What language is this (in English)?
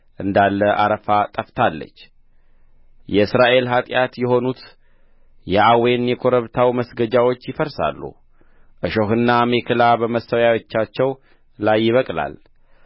Amharic